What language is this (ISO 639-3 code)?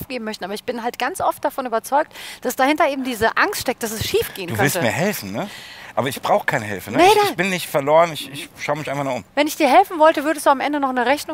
deu